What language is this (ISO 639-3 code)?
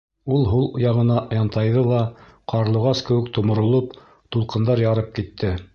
bak